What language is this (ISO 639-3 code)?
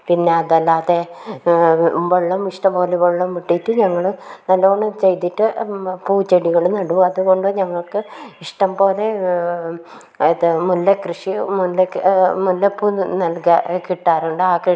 mal